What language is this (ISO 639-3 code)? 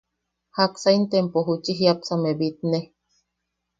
yaq